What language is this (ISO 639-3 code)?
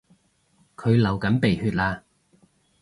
yue